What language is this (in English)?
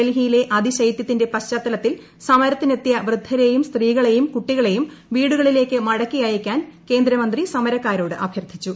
Malayalam